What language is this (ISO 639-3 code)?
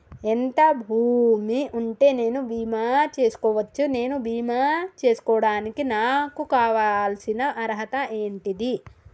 tel